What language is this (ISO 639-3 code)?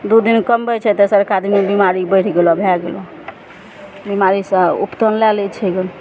mai